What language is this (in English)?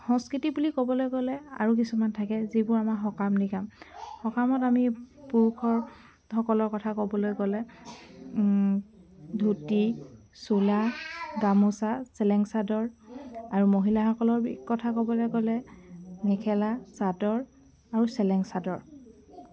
Assamese